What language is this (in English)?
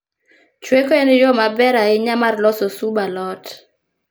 Luo (Kenya and Tanzania)